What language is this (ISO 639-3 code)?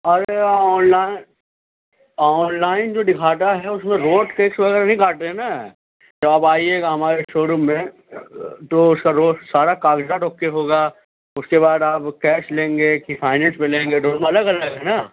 urd